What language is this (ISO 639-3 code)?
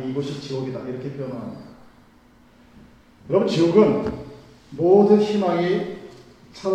kor